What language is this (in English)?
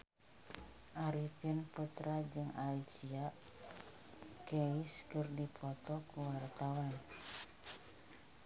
Sundanese